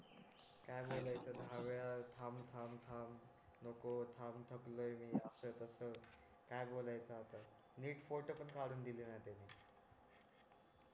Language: Marathi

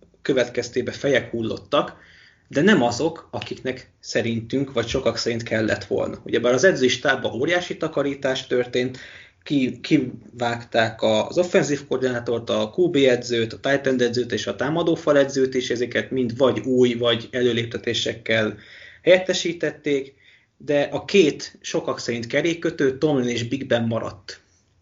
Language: Hungarian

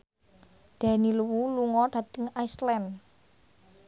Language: Javanese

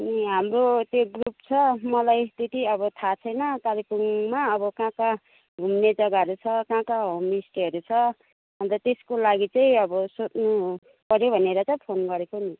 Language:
Nepali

